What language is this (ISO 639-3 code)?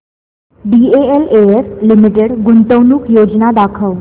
mar